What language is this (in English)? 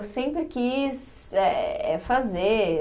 Portuguese